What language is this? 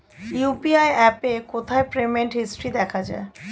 Bangla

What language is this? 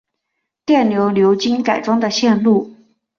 Chinese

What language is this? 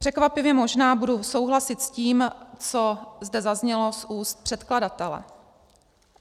Czech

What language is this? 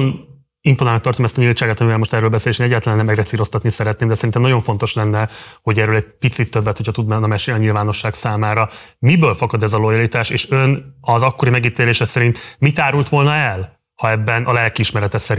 Hungarian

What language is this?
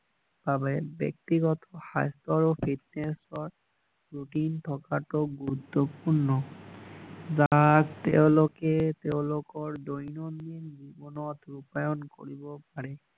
Assamese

